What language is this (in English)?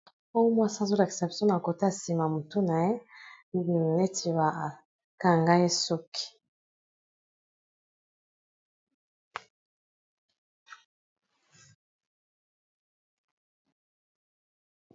Lingala